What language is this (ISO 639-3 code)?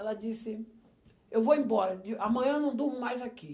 por